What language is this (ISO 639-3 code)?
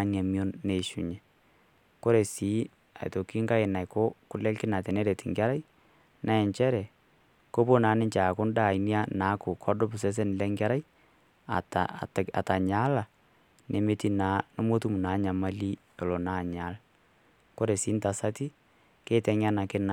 mas